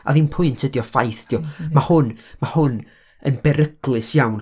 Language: Welsh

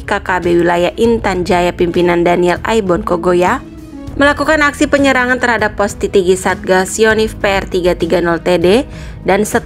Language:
Indonesian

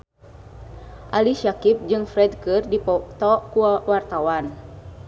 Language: Sundanese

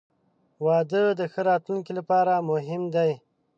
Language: Pashto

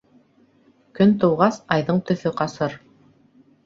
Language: Bashkir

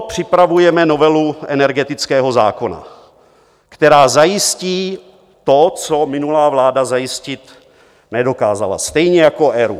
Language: Czech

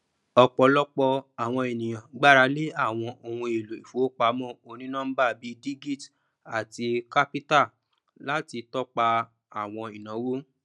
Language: Yoruba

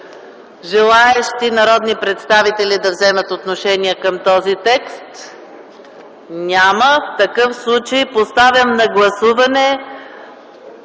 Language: Bulgarian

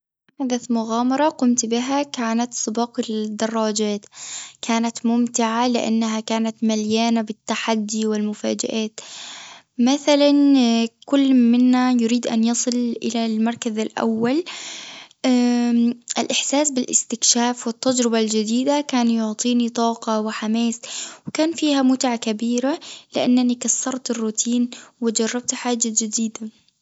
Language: Tunisian Arabic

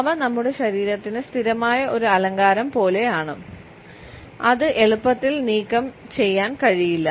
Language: Malayalam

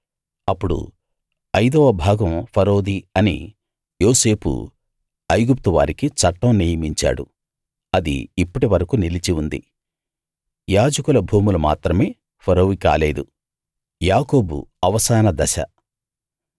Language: Telugu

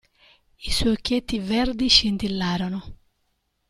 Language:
Italian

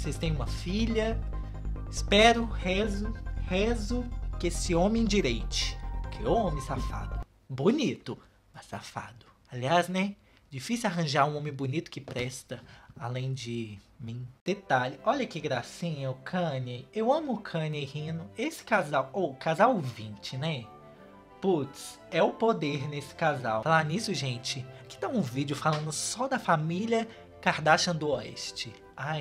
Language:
Portuguese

